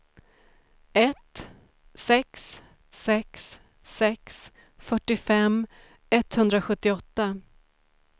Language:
Swedish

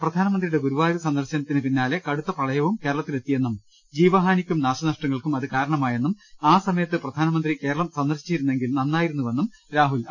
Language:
Malayalam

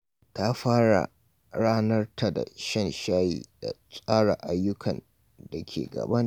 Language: Hausa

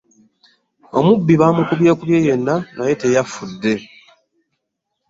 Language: Ganda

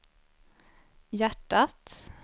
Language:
Swedish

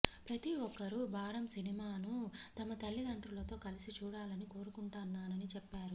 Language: Telugu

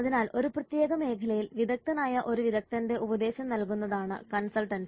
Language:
Malayalam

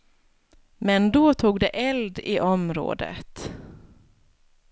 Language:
Swedish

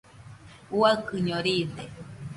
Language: Nüpode Huitoto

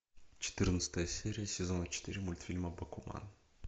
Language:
Russian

